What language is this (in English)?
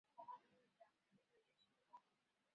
Chinese